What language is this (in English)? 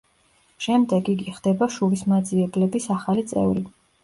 Georgian